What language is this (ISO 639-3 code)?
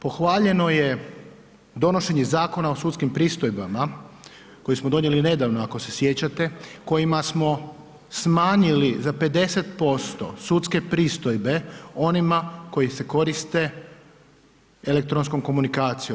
hrv